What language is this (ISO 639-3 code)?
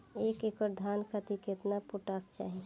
bho